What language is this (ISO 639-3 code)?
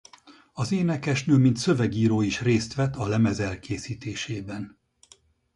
hun